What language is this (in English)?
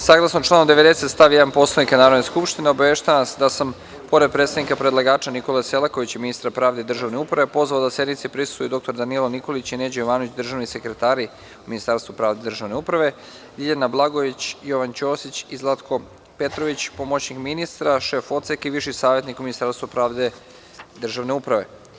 Serbian